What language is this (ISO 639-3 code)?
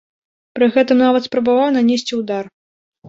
bel